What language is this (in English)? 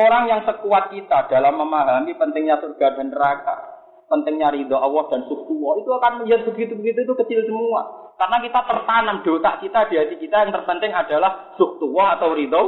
Malay